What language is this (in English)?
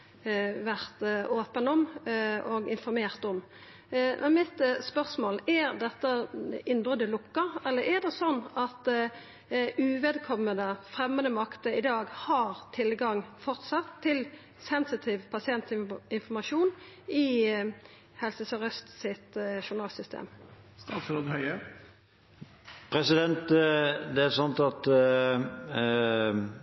Norwegian Nynorsk